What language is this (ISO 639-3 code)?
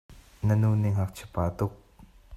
cnh